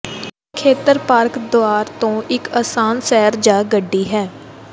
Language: Punjabi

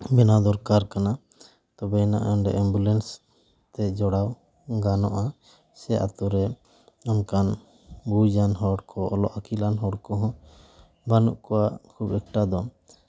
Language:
Santali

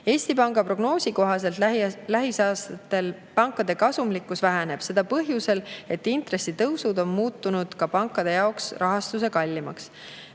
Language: Estonian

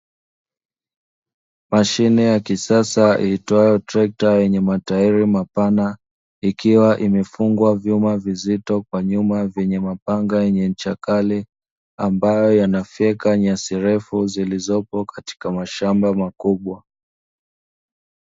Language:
Swahili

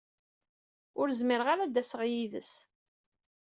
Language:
Kabyle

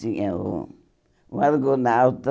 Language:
Portuguese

